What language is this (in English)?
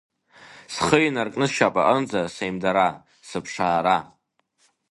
Abkhazian